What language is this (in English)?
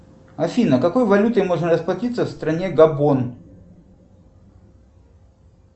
Russian